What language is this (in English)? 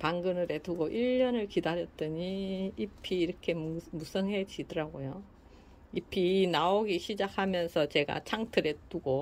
Korean